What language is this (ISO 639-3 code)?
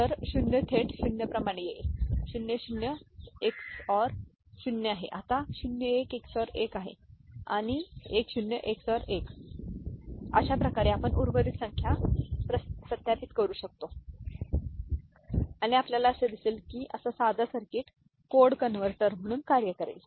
mar